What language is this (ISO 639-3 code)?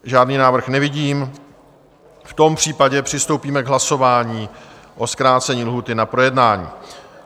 ces